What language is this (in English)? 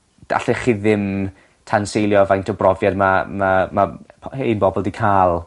Welsh